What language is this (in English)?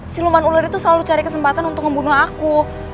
Indonesian